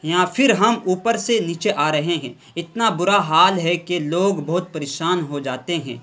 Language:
Urdu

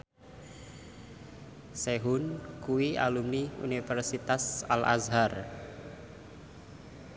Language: Javanese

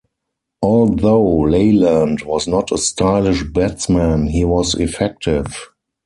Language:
English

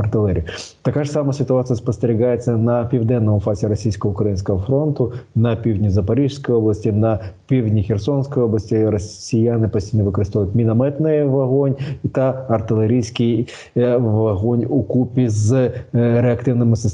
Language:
Ukrainian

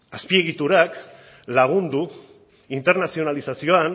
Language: Basque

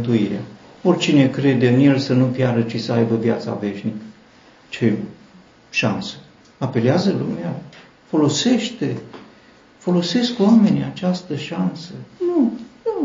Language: Romanian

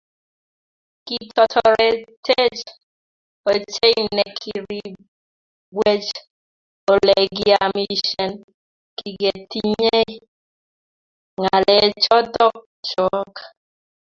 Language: Kalenjin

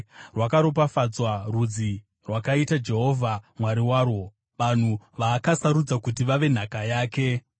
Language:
Shona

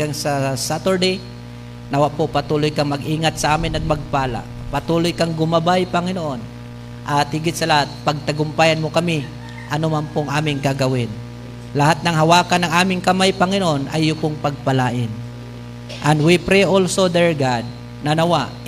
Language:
Filipino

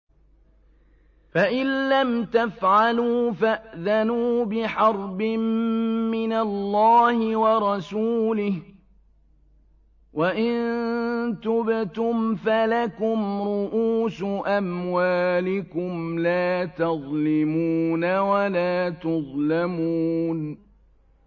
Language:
Arabic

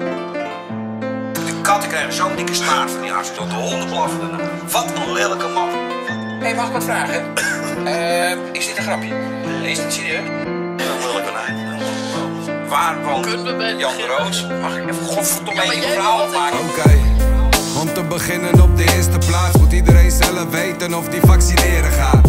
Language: Dutch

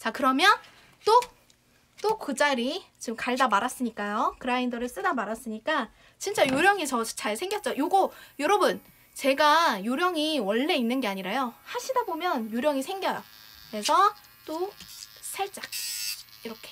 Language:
Korean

